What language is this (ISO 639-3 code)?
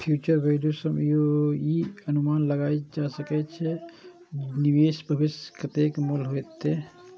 mai